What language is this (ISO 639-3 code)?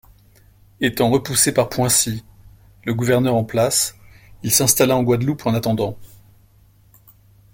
fra